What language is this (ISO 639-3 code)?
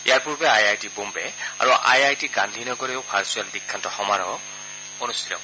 asm